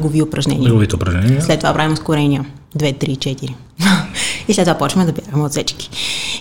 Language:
Bulgarian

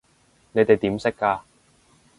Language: Cantonese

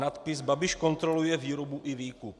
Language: Czech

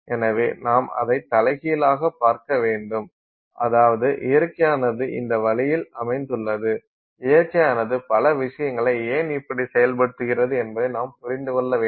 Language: Tamil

